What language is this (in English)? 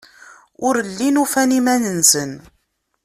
Kabyle